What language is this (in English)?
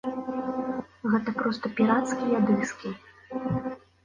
Belarusian